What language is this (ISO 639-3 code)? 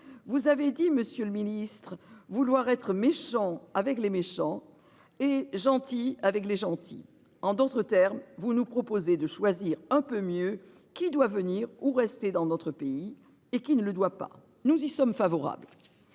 fra